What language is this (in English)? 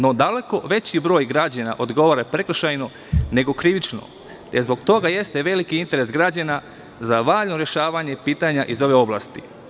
Serbian